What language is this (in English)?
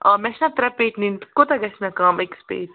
Kashmiri